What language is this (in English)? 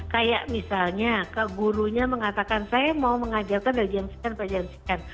Indonesian